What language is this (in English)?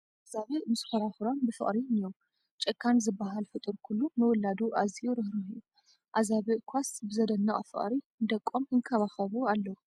Tigrinya